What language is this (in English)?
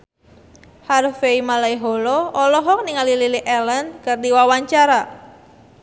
Sundanese